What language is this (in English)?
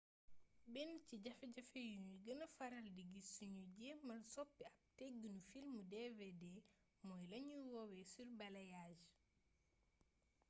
Wolof